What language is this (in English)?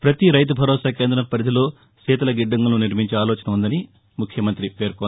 Telugu